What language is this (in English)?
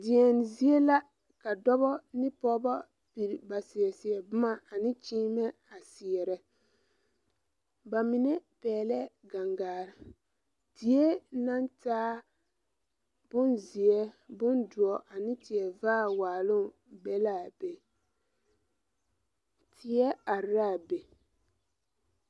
Southern Dagaare